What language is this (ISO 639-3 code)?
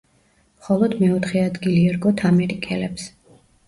kat